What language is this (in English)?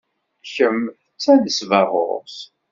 Kabyle